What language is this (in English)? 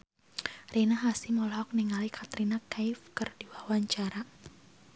Sundanese